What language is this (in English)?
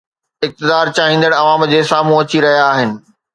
Sindhi